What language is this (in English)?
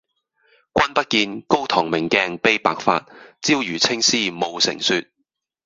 Cantonese